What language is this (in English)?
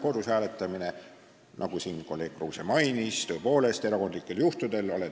Estonian